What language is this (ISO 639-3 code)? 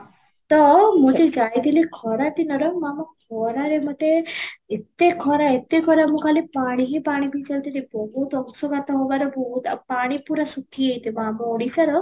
ori